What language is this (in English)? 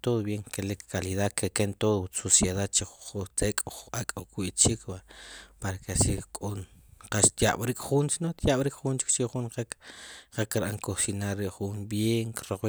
Sipacapense